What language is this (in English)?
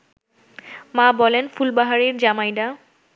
Bangla